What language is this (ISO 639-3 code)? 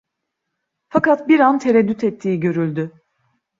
tur